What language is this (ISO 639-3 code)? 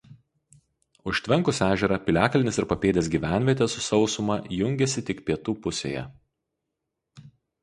lit